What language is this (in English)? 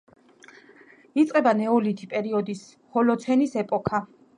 Georgian